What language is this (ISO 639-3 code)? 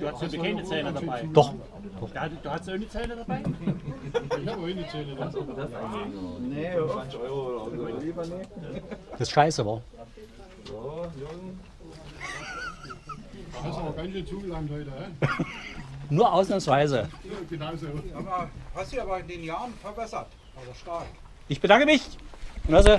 deu